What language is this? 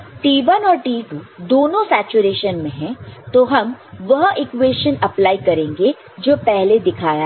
Hindi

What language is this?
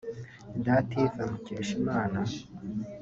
Kinyarwanda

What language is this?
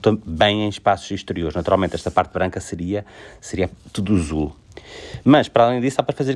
Portuguese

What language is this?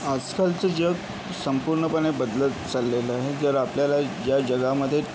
Marathi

